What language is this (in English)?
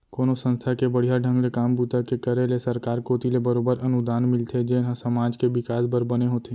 Chhattisgarhi